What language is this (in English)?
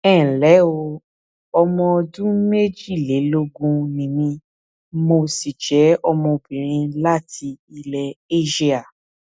Yoruba